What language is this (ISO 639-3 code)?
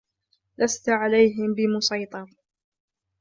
ara